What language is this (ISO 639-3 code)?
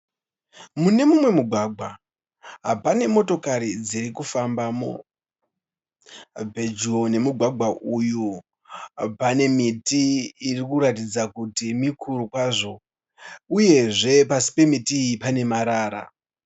sna